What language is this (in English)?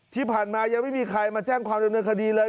Thai